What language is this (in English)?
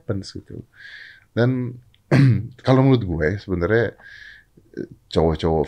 Indonesian